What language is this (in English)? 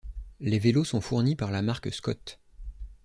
French